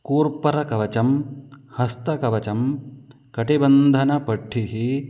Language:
Sanskrit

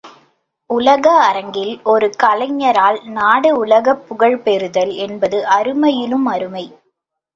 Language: Tamil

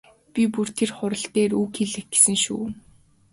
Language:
Mongolian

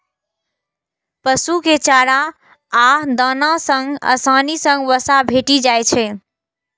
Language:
Maithili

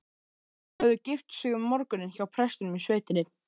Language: Icelandic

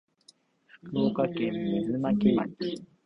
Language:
Japanese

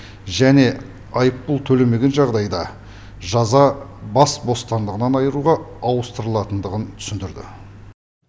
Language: Kazakh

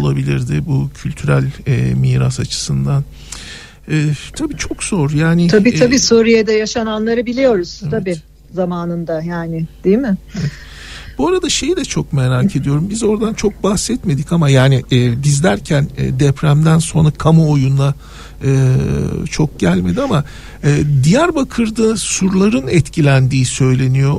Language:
Turkish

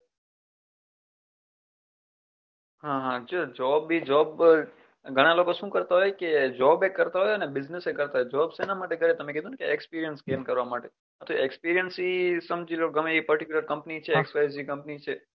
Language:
Gujarati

